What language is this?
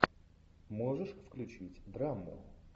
Russian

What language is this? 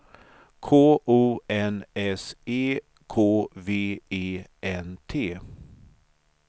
Swedish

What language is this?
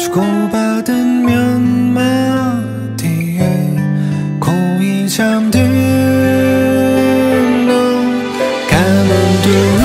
Korean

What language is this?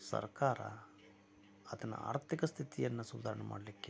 Kannada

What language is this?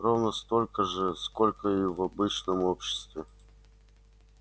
Russian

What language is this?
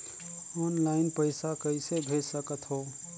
Chhattisgarhi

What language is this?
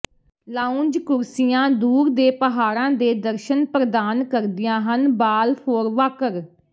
Punjabi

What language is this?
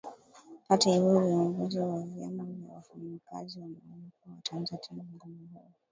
Swahili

